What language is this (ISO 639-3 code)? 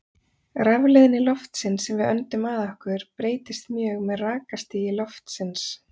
isl